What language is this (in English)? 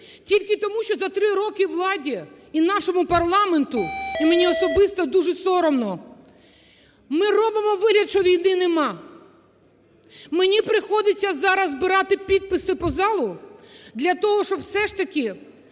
Ukrainian